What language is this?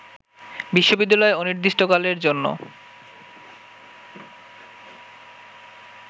Bangla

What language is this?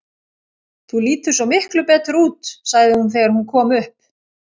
Icelandic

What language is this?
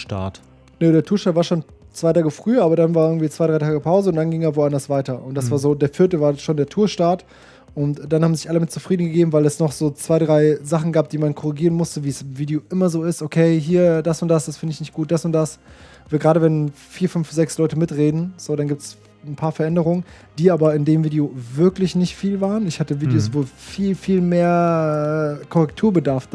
German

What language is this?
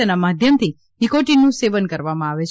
Gujarati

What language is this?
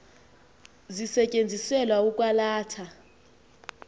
Xhosa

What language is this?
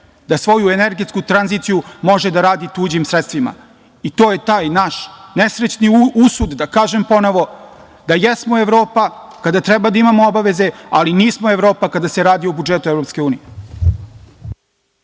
Serbian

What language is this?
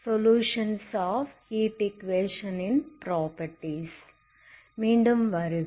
Tamil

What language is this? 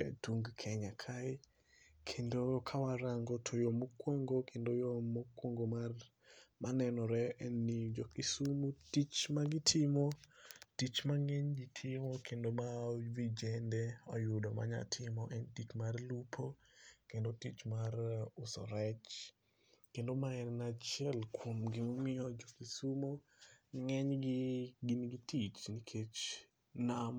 Luo (Kenya and Tanzania)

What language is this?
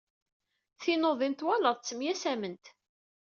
Kabyle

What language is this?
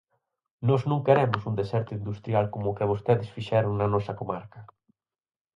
Galician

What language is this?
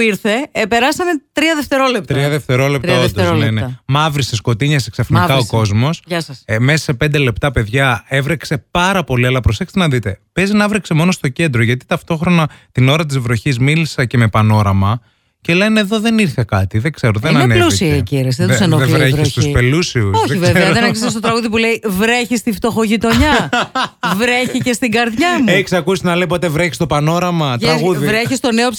Greek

